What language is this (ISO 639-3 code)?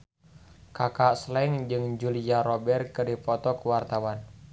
sun